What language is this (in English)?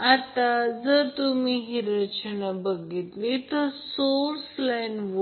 Marathi